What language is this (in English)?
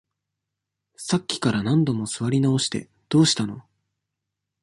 Japanese